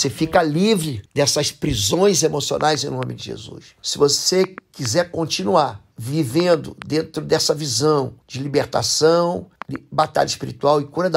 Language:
Portuguese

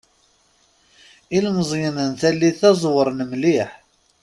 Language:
Kabyle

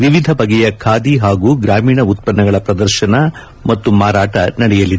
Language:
Kannada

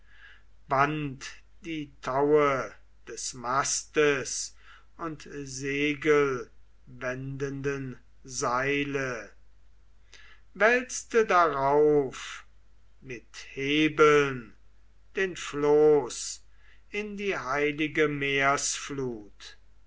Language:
German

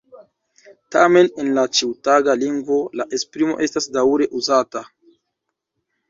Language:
Esperanto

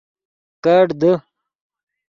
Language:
Yidgha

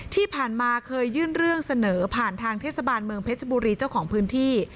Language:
Thai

